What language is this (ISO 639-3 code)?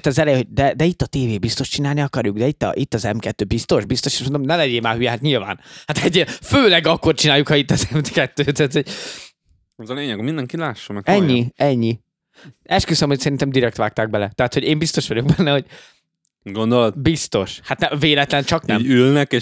hun